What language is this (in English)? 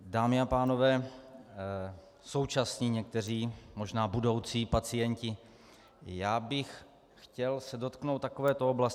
Czech